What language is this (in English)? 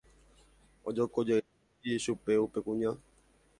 Guarani